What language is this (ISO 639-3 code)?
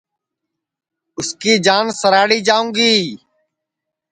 ssi